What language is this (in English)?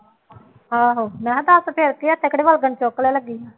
Punjabi